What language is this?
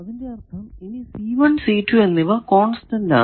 Malayalam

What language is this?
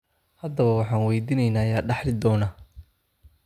Somali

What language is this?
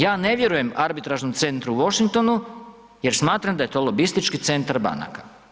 Croatian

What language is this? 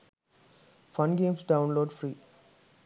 Sinhala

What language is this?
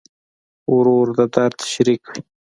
Pashto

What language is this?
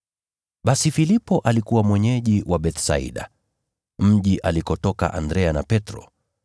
Swahili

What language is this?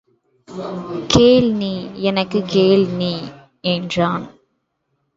Tamil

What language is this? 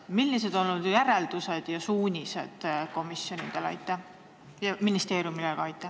Estonian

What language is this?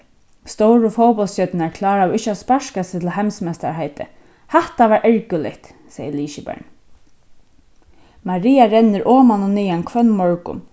Faroese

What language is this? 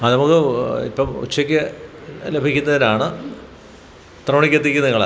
Malayalam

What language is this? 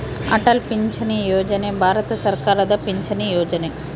Kannada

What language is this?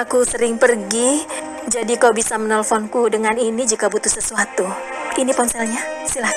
Indonesian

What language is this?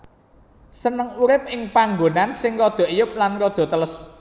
Javanese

